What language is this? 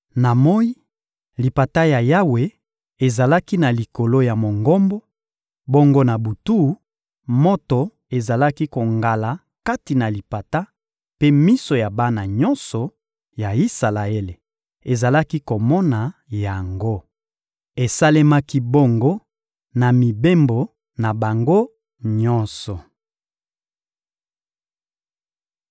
Lingala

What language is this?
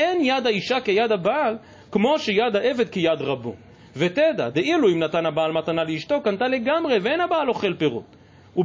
Hebrew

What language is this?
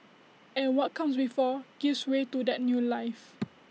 English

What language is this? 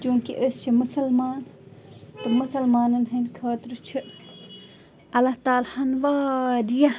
Kashmiri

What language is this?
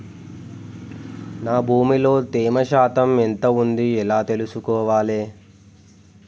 Telugu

